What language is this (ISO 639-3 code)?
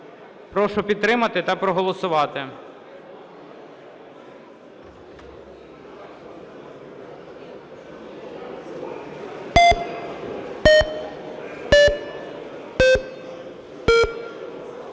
ukr